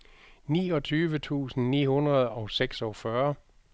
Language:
Danish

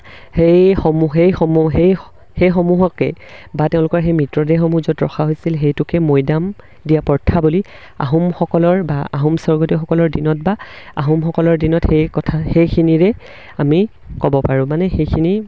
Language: Assamese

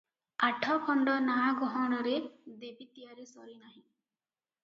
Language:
Odia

